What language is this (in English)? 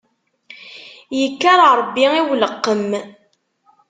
Kabyle